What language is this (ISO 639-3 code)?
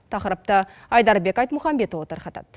kaz